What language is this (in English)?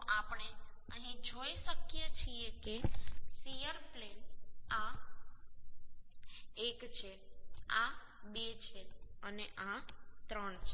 Gujarati